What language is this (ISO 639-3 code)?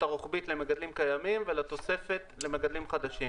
heb